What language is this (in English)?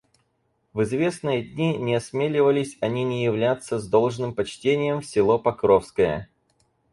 Russian